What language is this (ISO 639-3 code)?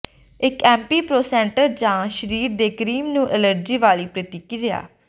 pan